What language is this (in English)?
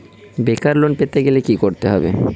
Bangla